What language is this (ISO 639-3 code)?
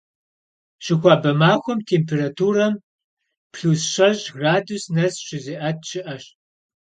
kbd